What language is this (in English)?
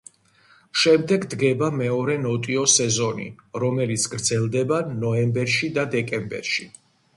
Georgian